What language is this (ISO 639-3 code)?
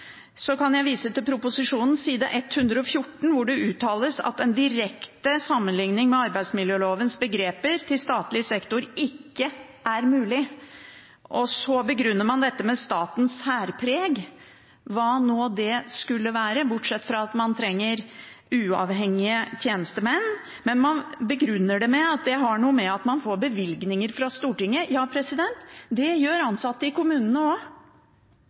nob